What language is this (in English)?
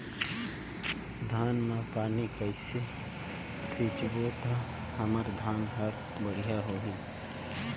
Chhattisgarhi